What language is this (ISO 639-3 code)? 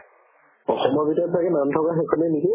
asm